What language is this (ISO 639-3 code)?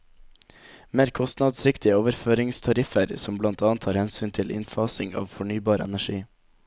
nor